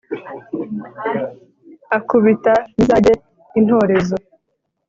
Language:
Kinyarwanda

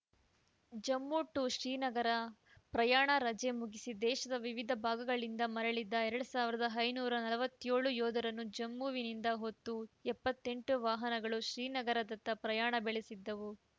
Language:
Kannada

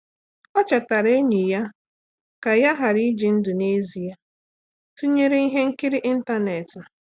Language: Igbo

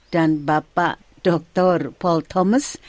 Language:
Indonesian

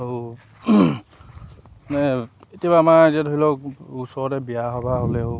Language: Assamese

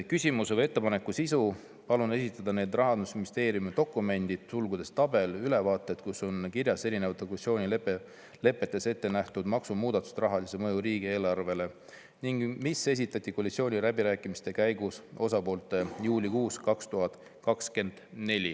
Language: Estonian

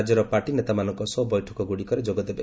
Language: Odia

